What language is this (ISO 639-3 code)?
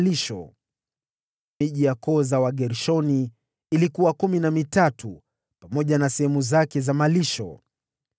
swa